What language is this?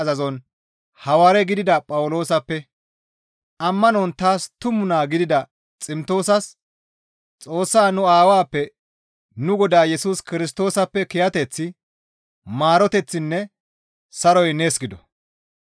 Gamo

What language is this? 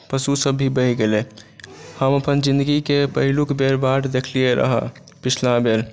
Maithili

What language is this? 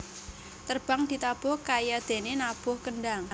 Javanese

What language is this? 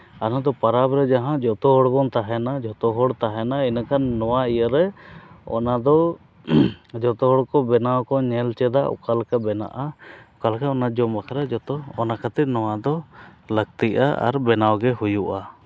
Santali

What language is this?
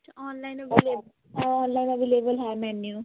Punjabi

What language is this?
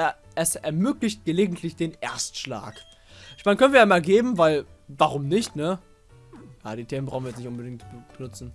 German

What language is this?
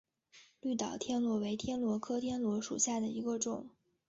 Chinese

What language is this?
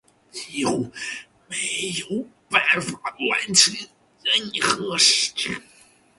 Chinese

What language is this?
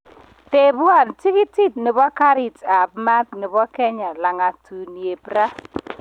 Kalenjin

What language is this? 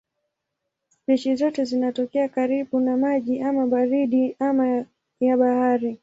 Swahili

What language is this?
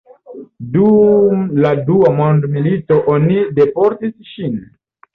Esperanto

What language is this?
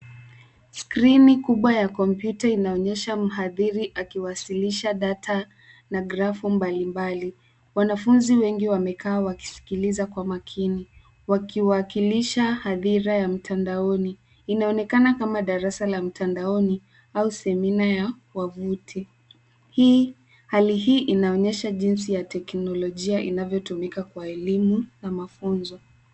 Swahili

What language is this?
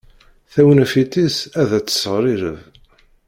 Kabyle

